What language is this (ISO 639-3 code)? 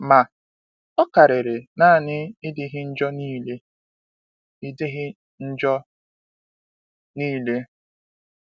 ibo